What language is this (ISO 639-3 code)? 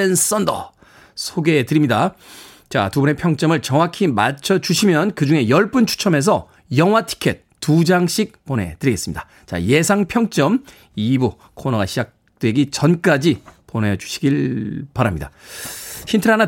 kor